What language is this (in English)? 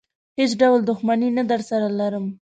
Pashto